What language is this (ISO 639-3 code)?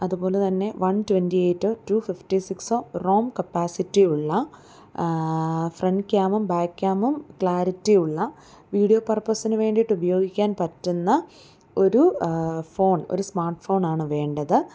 mal